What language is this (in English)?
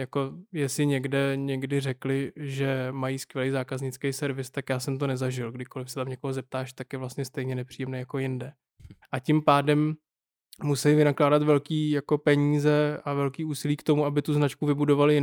Czech